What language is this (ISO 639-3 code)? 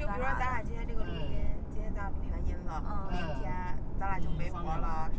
zho